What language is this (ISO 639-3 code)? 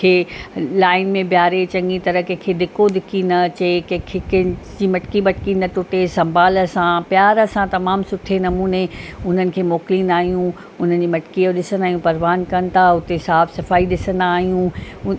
snd